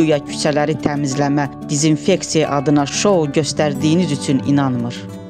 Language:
Turkish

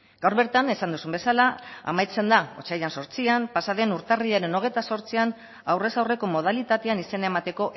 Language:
Basque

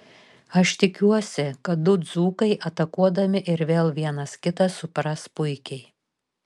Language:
Lithuanian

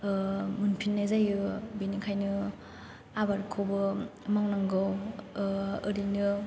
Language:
Bodo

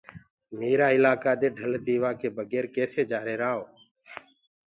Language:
Gurgula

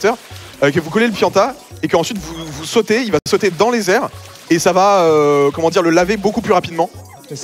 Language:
French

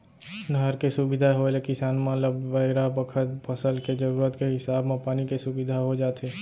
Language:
Chhattisgarhi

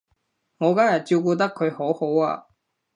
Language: Cantonese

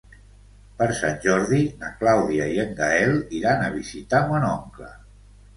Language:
Catalan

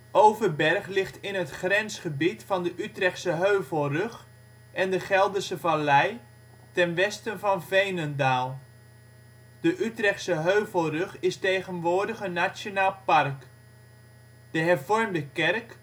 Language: Dutch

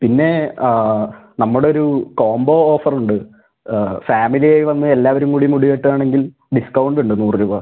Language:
Malayalam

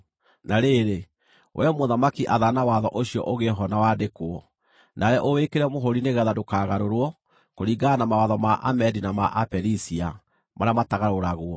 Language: Kikuyu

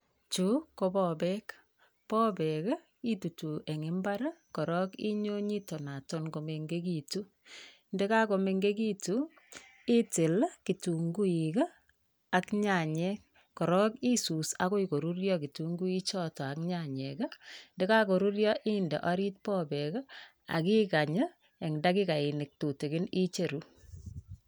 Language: Kalenjin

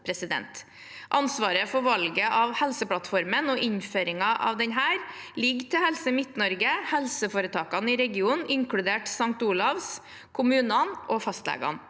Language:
Norwegian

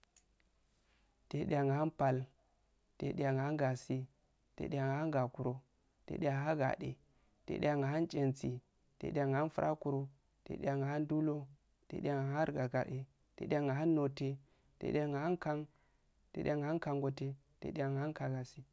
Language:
Afade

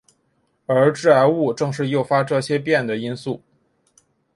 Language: Chinese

